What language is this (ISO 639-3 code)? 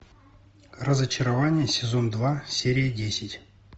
rus